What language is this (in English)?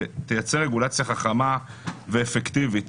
Hebrew